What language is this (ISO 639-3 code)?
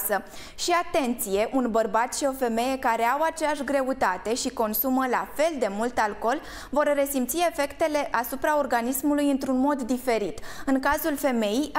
ron